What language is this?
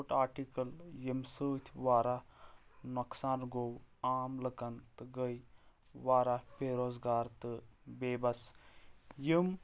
Kashmiri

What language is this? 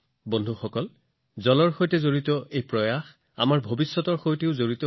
Assamese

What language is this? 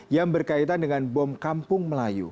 Indonesian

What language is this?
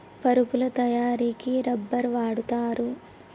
Telugu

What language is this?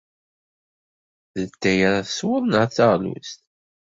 Kabyle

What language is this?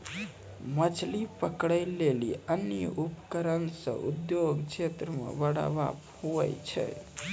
Maithili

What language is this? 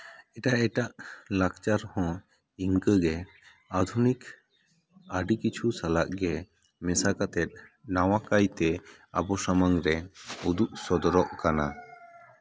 Santali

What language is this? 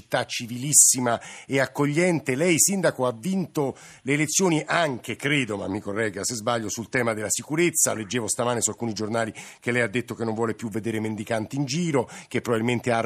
Italian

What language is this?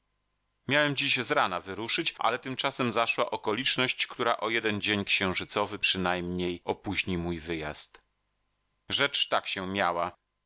Polish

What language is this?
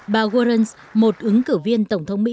Vietnamese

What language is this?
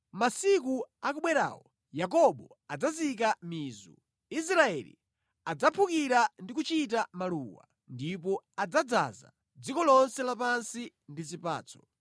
Nyanja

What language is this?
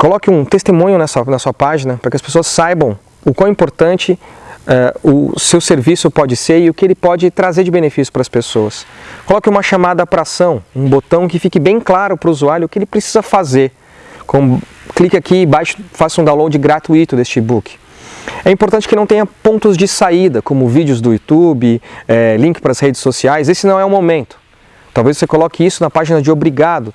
Portuguese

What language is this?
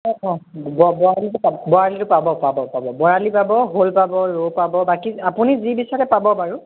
Assamese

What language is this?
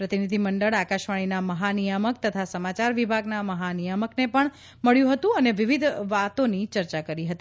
Gujarati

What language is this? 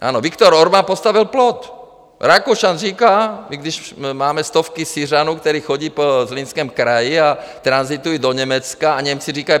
Czech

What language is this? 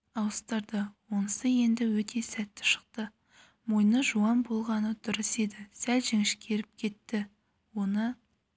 Kazakh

